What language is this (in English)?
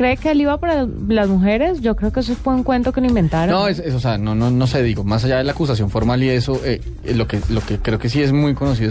Spanish